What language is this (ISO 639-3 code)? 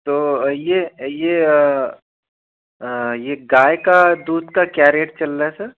hin